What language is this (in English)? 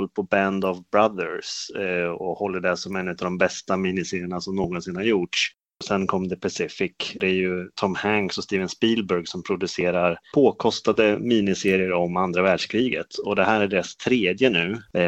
Swedish